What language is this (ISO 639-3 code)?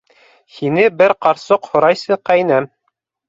bak